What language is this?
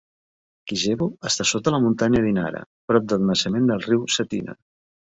Catalan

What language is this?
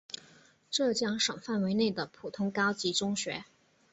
Chinese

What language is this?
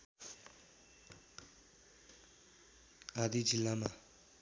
Nepali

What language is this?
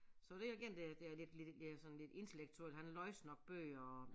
Danish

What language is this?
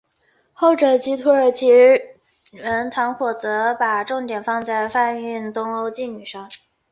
Chinese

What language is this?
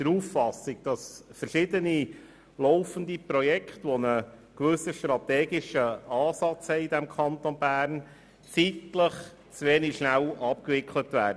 Swiss German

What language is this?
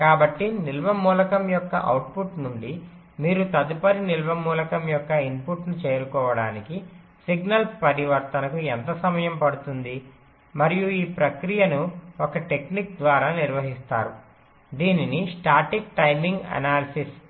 Telugu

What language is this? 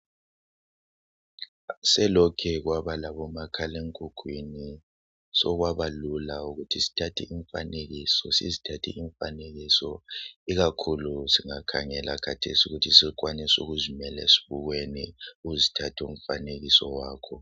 North Ndebele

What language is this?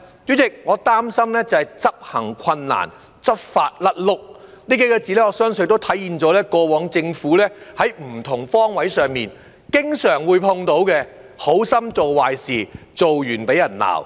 Cantonese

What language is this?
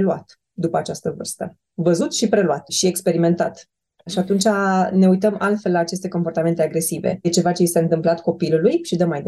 Romanian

